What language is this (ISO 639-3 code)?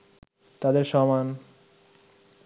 ben